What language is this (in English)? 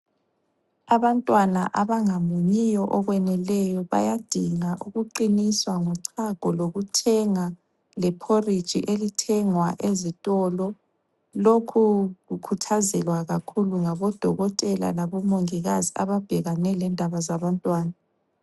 North Ndebele